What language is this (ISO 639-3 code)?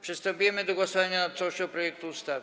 pol